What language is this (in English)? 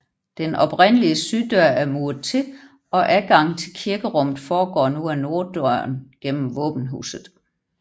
Danish